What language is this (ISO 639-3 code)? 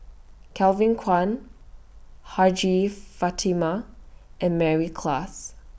eng